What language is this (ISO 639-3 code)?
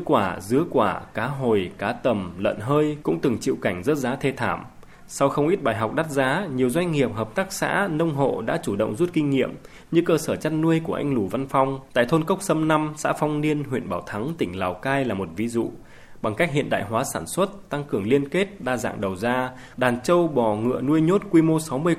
vie